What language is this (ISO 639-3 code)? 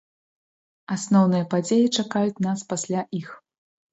bel